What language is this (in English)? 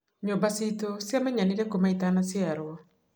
Kikuyu